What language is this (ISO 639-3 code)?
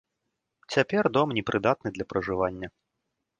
bel